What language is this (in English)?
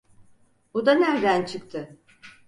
Turkish